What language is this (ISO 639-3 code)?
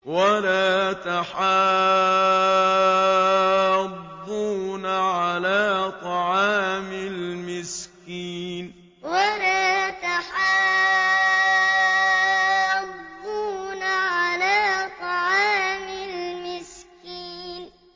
ara